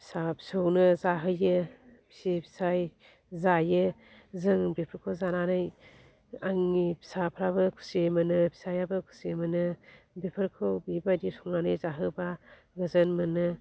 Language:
Bodo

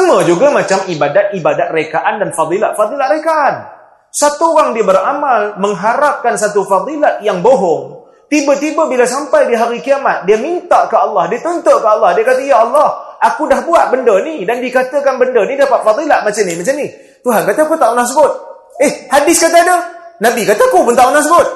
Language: Malay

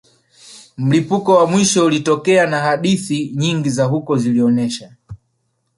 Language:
Swahili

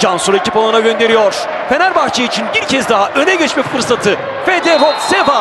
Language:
Turkish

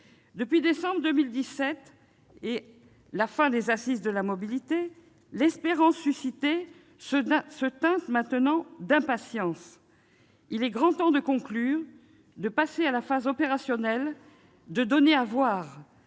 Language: French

